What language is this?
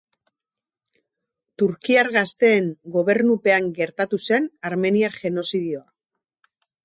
Basque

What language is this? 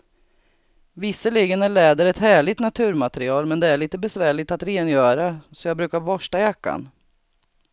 Swedish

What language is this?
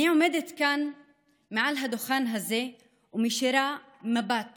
Hebrew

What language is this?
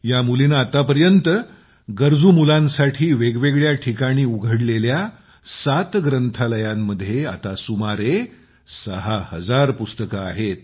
Marathi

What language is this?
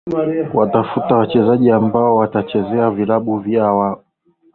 Swahili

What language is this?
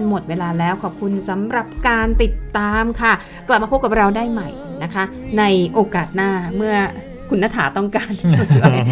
Thai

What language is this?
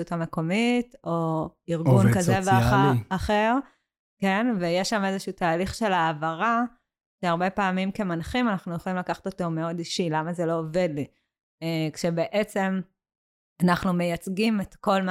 Hebrew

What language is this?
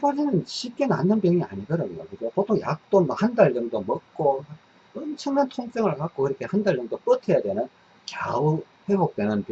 Korean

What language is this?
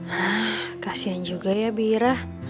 Indonesian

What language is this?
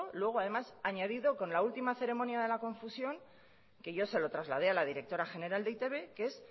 Spanish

